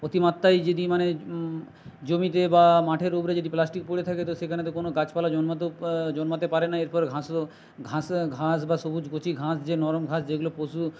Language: Bangla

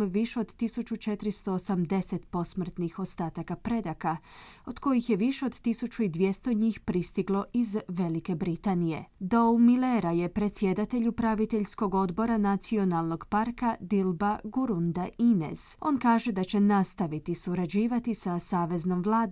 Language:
Croatian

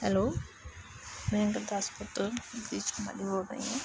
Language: Punjabi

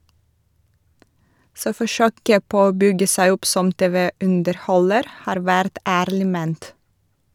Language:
Norwegian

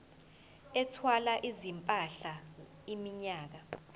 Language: Zulu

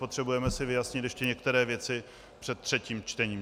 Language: Czech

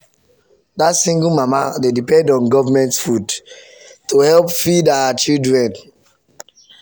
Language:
Nigerian Pidgin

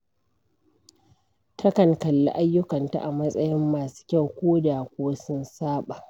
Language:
Hausa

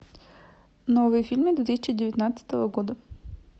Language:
Russian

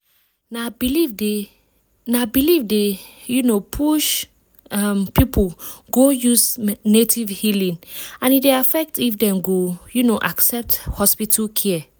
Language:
Nigerian Pidgin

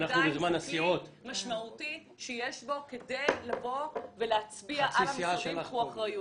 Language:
Hebrew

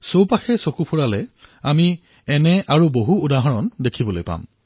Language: Assamese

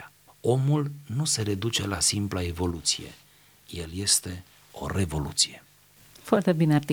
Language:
Romanian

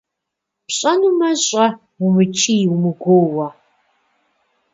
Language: Kabardian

